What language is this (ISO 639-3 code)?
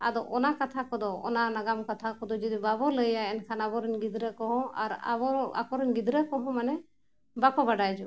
sat